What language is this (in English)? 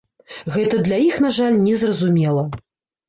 Belarusian